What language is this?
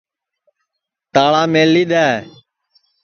Sansi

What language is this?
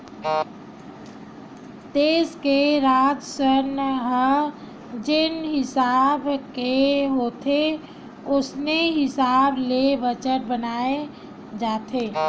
Chhattisgarhi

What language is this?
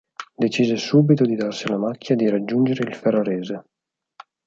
Italian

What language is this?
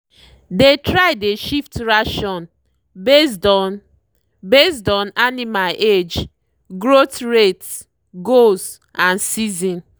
Nigerian Pidgin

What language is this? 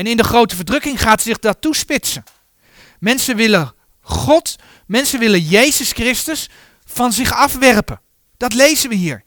Dutch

